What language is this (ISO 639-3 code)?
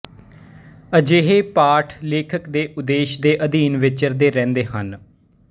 pan